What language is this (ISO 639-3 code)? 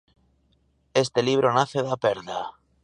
glg